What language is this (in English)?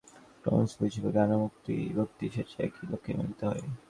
Bangla